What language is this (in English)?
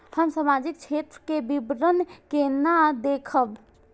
Maithili